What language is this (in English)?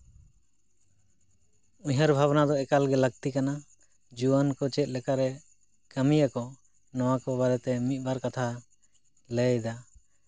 Santali